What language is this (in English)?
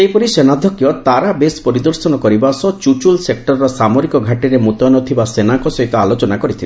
Odia